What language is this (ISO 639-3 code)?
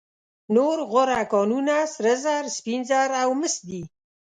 pus